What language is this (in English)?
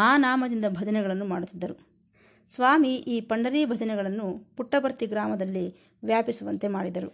Kannada